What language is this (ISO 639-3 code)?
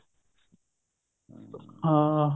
pan